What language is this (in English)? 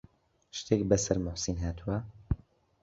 Central Kurdish